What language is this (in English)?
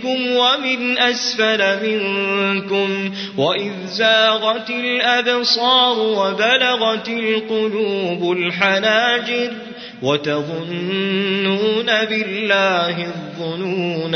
Arabic